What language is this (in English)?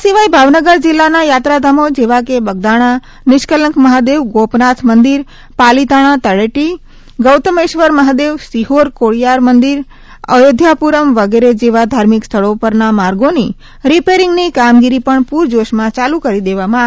Gujarati